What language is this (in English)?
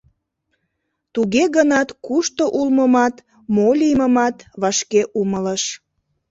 Mari